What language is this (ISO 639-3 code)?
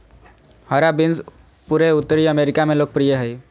mag